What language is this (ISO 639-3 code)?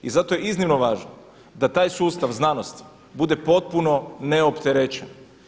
hrv